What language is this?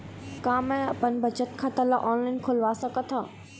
Chhattisgarhi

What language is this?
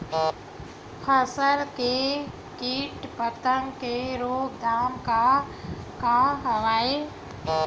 Chhattisgarhi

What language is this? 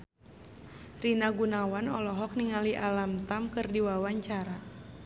Sundanese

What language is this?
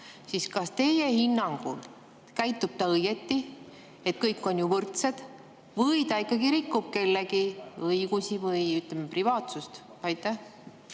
Estonian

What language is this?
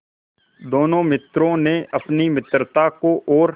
Hindi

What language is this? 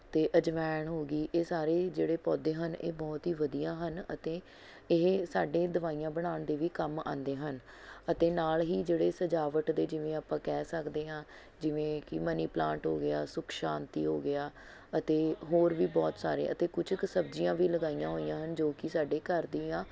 Punjabi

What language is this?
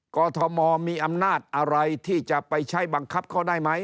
Thai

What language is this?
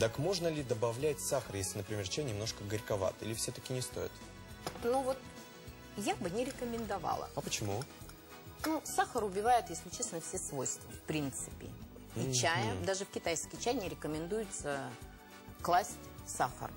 Russian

